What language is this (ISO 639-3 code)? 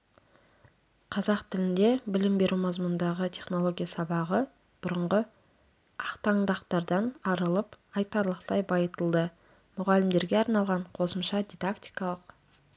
kaz